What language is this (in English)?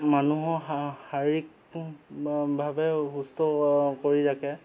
Assamese